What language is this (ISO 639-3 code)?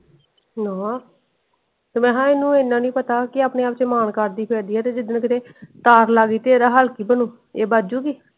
pan